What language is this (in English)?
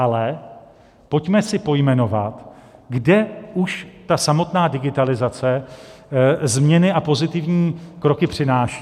Czech